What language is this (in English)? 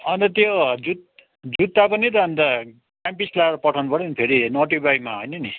Nepali